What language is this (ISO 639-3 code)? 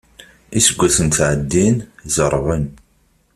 kab